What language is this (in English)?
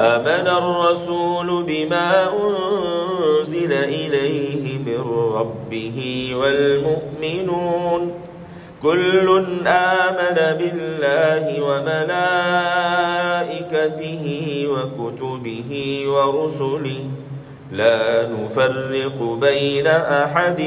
Arabic